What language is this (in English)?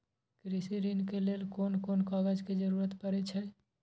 Maithili